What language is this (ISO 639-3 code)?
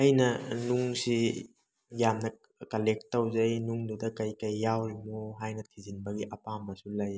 mni